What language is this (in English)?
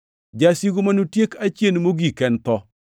Luo (Kenya and Tanzania)